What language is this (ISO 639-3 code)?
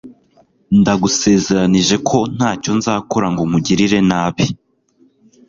kin